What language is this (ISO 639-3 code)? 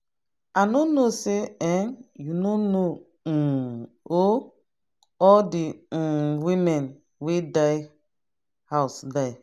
pcm